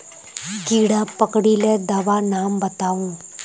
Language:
Magahi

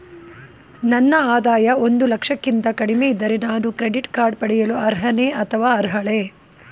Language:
Kannada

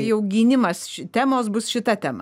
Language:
Lithuanian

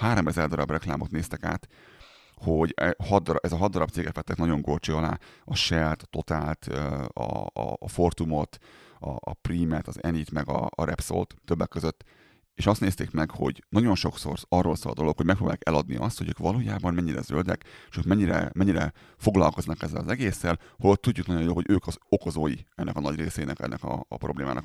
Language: Hungarian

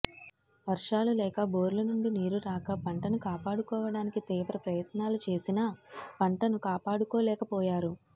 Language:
Telugu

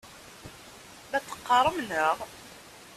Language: Kabyle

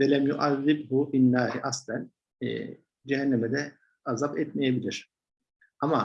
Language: Turkish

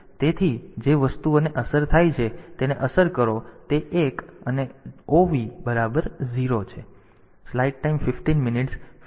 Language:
Gujarati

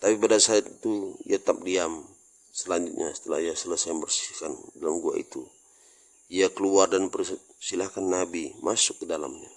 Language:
Indonesian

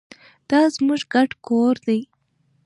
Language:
Pashto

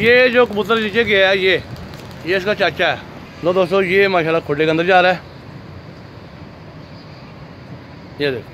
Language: Hindi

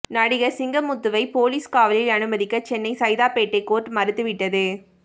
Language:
Tamil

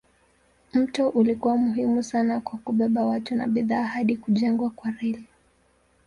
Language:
Swahili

